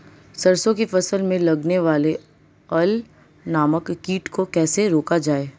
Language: Hindi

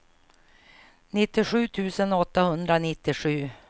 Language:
Swedish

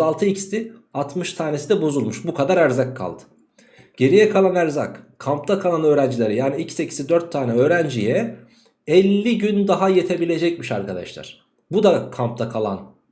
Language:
Turkish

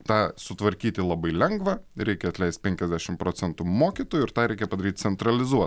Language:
Lithuanian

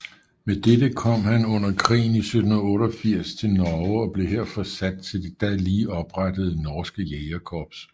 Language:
Danish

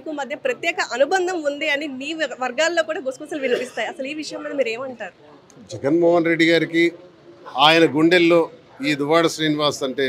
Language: Telugu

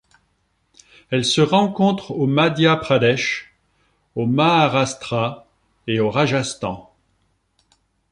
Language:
French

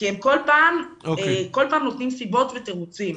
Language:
Hebrew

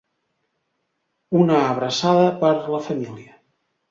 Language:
Catalan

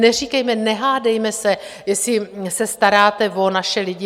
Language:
Czech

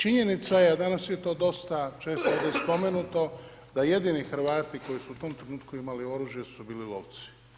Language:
Croatian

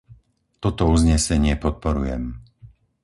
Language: Slovak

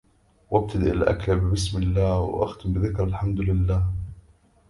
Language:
Arabic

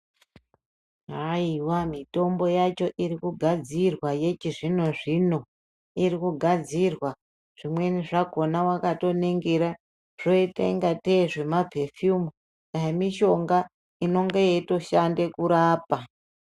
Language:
Ndau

